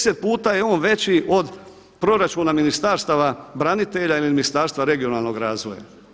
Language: Croatian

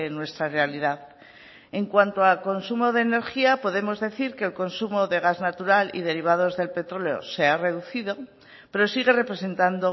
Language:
Spanish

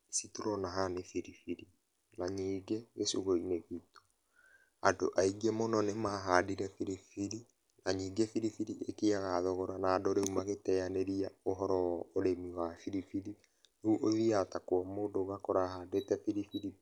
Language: Kikuyu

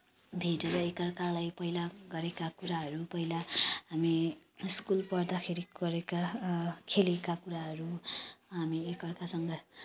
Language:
Nepali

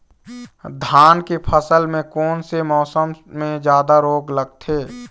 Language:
Chhattisgarhi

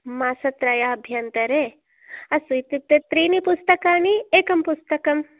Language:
Sanskrit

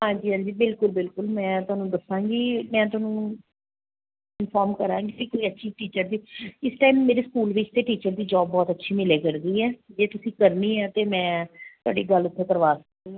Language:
Punjabi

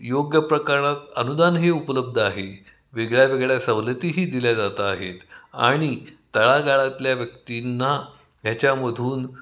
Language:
Marathi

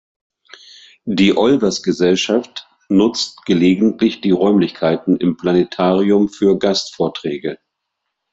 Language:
German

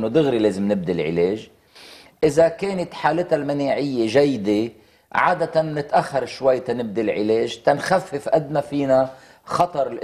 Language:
Arabic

